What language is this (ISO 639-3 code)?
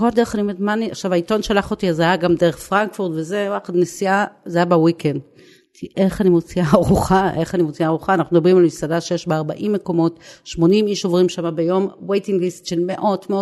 heb